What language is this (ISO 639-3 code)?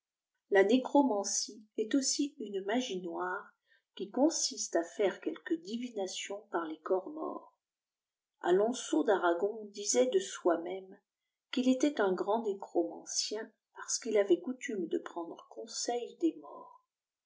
fra